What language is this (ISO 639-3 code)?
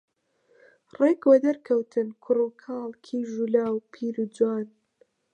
ckb